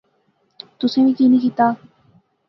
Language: Pahari-Potwari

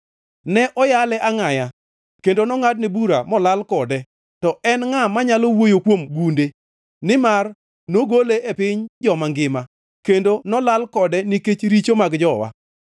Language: Luo (Kenya and Tanzania)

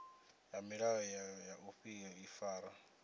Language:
Venda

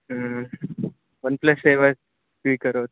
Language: Sanskrit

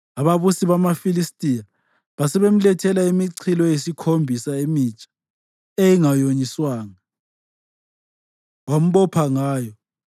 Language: North Ndebele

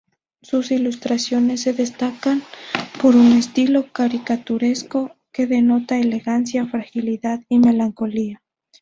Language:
Spanish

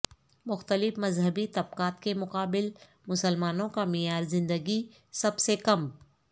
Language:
Urdu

